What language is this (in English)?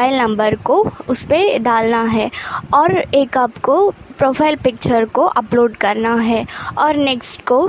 Hindi